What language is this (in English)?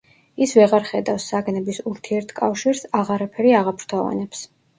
Georgian